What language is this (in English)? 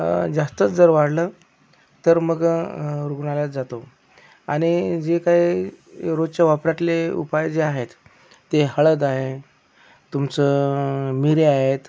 Marathi